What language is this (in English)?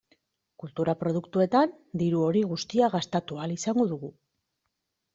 Basque